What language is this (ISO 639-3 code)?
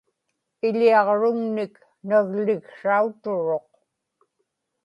ipk